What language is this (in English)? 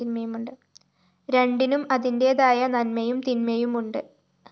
Malayalam